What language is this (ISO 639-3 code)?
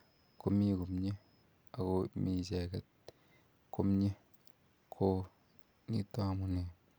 kln